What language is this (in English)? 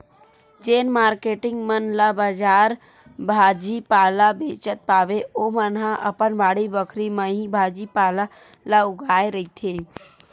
Chhattisgarhi